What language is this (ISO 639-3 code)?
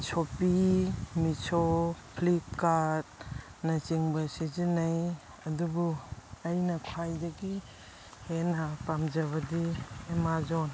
mni